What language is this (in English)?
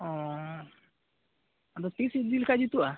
Santali